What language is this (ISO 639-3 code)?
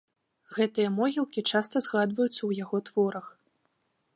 bel